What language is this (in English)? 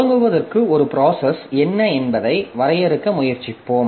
Tamil